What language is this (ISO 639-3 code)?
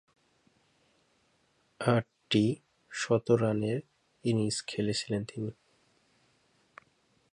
ben